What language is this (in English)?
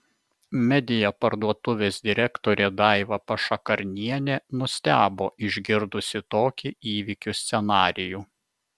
Lithuanian